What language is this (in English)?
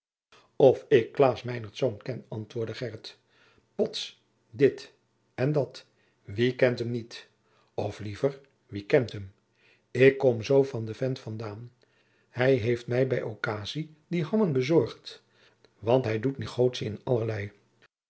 Dutch